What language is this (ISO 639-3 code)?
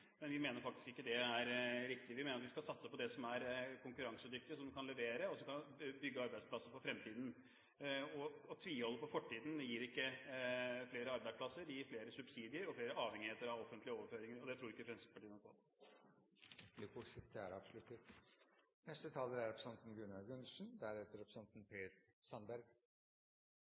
nob